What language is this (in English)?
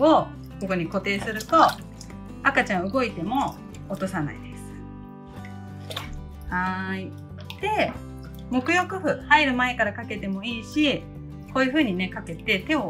Japanese